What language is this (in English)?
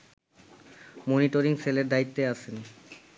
Bangla